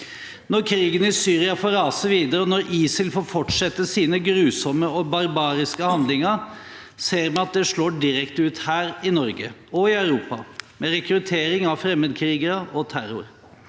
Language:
Norwegian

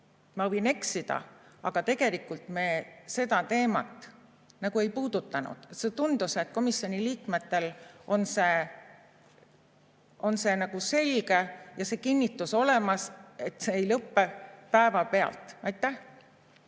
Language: Estonian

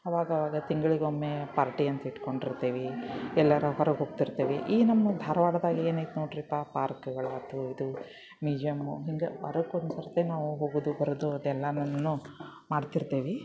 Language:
Kannada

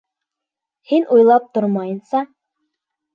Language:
Bashkir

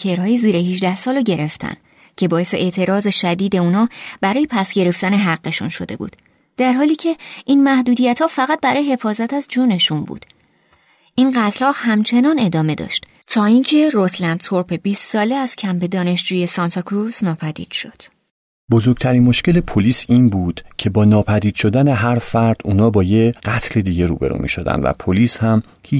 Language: Persian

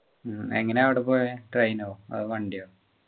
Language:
Malayalam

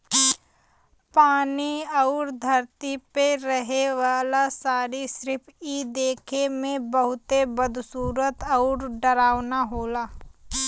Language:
Bhojpuri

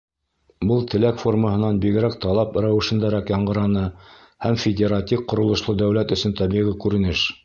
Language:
Bashkir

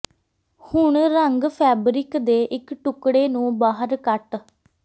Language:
Punjabi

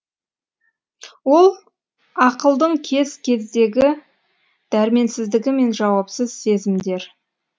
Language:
Kazakh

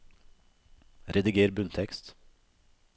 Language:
Norwegian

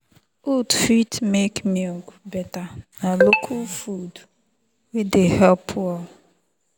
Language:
Nigerian Pidgin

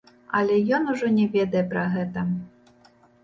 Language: Belarusian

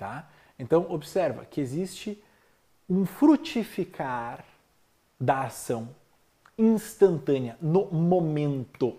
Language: Portuguese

